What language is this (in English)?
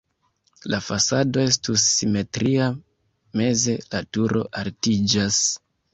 Esperanto